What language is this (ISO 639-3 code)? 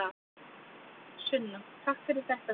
isl